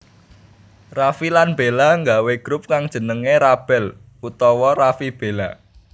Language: Javanese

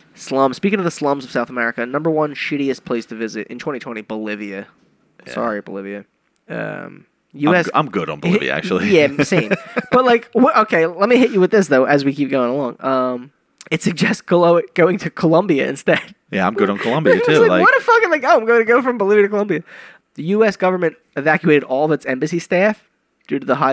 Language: English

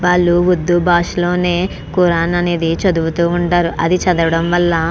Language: Telugu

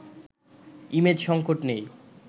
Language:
Bangla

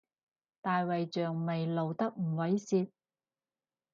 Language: Cantonese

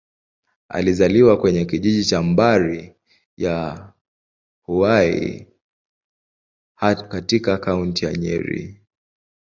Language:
Swahili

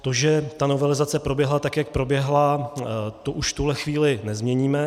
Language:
Czech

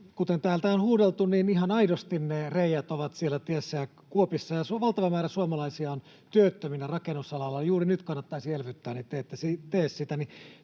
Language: Finnish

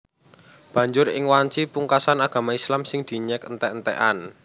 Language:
Javanese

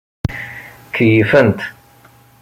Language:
Kabyle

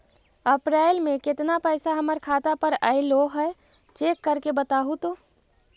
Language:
Magahi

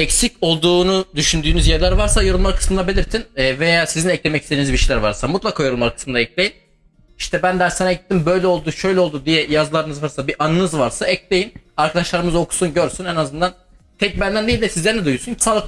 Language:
Turkish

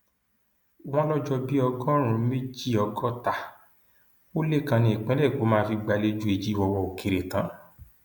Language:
Yoruba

